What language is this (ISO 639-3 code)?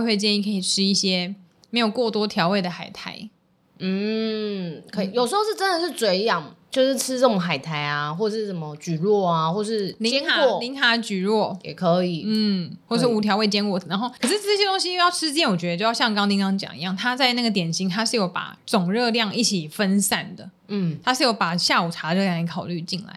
zho